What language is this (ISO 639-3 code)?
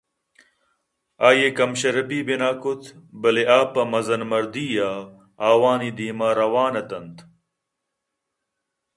bgp